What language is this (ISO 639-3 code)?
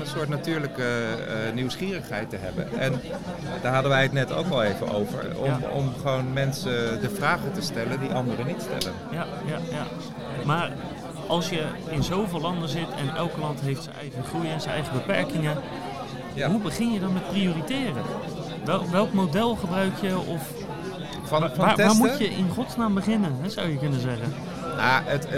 nld